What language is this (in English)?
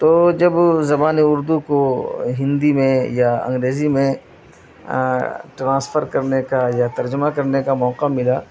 Urdu